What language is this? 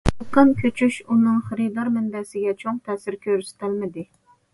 Uyghur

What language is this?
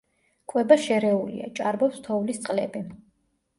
Georgian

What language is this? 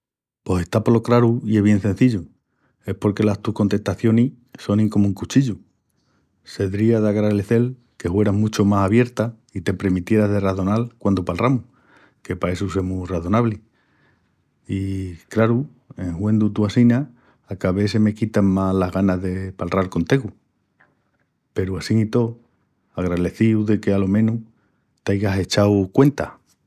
Extremaduran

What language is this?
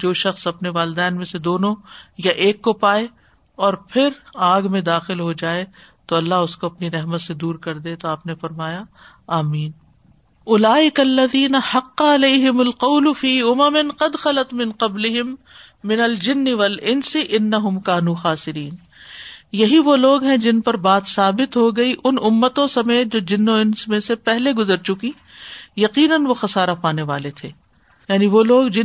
Urdu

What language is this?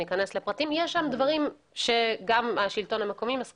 Hebrew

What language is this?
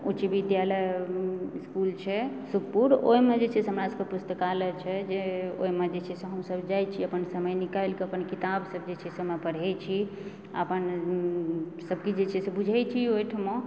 Maithili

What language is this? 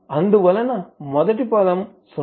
Telugu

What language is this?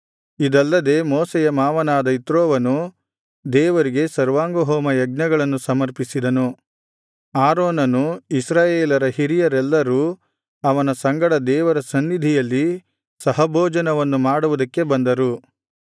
Kannada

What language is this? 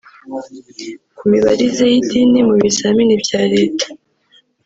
Kinyarwanda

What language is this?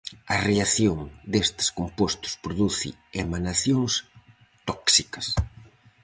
Galician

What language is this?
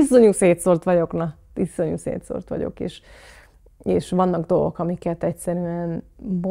Hungarian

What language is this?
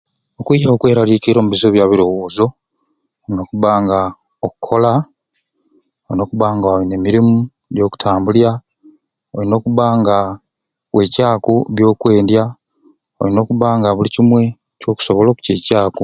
Ruuli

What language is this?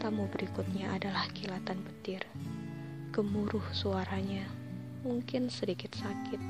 Indonesian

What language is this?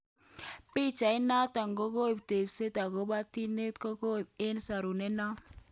Kalenjin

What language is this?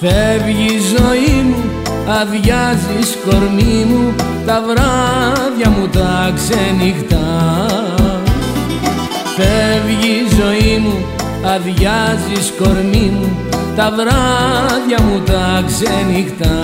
Greek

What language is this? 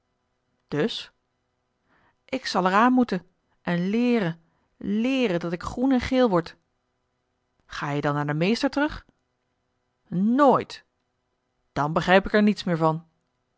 Dutch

